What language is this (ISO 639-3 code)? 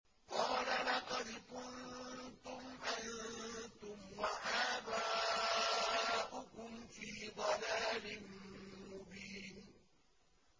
ara